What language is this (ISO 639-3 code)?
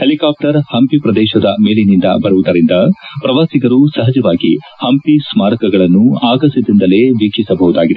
kan